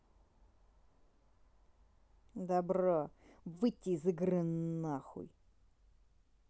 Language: Russian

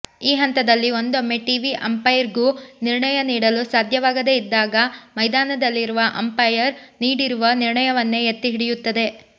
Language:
Kannada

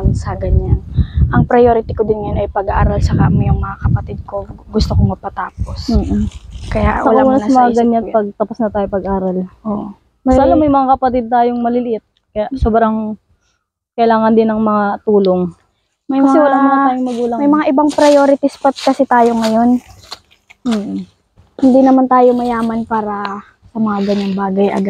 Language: Filipino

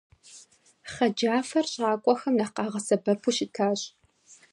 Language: Kabardian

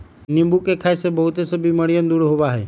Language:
Magahi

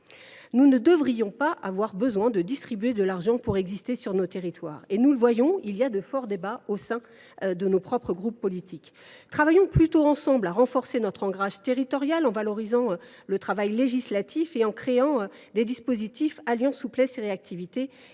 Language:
French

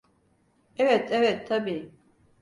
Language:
Turkish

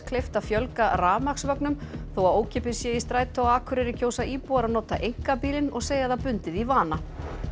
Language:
Icelandic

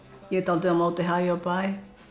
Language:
Icelandic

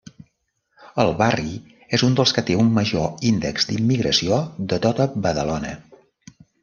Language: Catalan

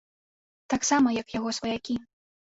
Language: Belarusian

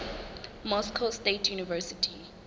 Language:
Southern Sotho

